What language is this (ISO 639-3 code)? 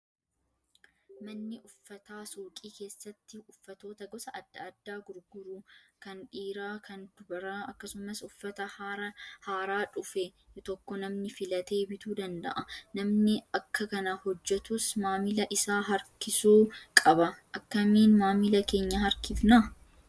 orm